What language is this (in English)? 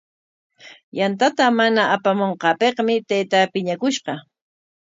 Corongo Ancash Quechua